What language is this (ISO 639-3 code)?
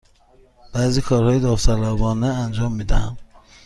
fas